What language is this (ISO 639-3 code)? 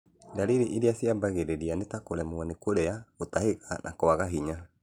kik